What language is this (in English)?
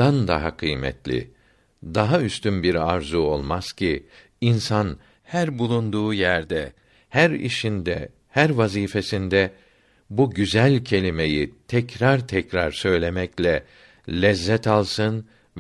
Turkish